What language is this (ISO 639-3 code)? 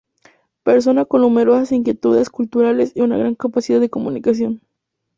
spa